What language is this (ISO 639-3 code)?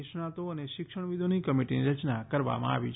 guj